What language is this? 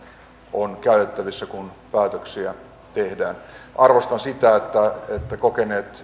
Finnish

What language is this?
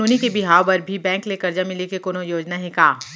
Chhattisgarhi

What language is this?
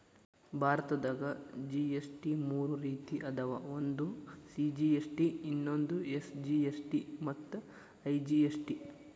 Kannada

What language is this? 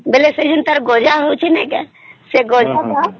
Odia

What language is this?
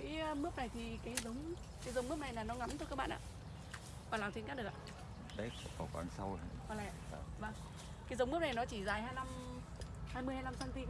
Vietnamese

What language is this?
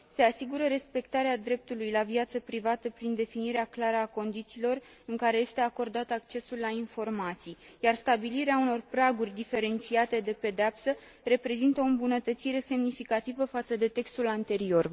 Romanian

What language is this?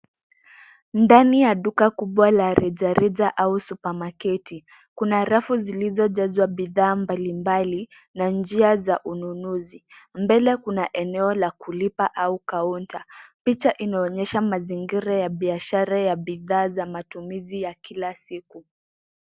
Swahili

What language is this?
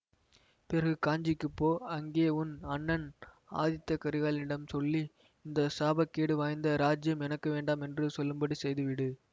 Tamil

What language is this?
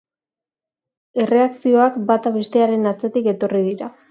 Basque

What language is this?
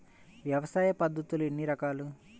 Telugu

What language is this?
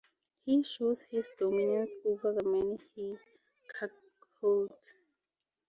English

